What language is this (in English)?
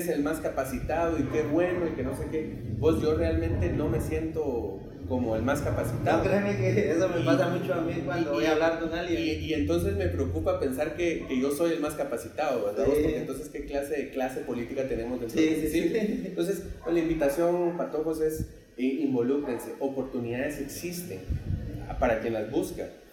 Spanish